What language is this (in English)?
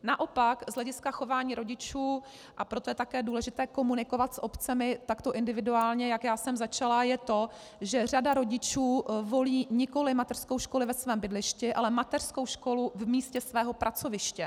Czech